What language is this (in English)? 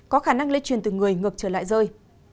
Vietnamese